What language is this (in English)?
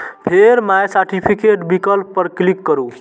Maithili